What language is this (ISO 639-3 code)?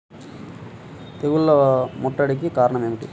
tel